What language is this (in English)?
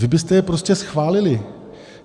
Czech